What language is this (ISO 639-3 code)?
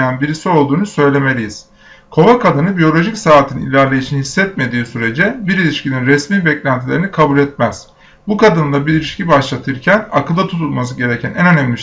tur